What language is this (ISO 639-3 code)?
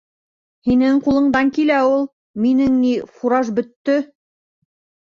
bak